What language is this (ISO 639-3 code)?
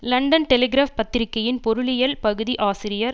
tam